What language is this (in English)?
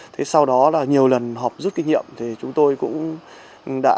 Vietnamese